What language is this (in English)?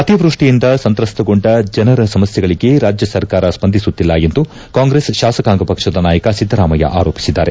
Kannada